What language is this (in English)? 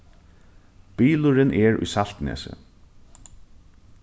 Faroese